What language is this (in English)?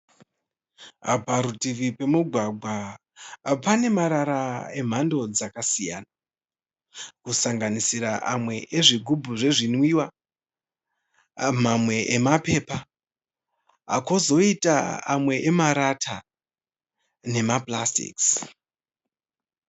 Shona